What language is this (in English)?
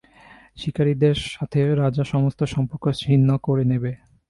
Bangla